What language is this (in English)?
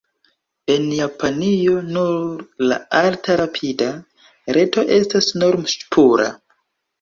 Esperanto